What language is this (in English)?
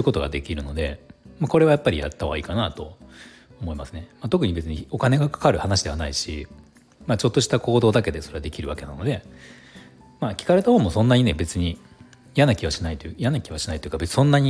Japanese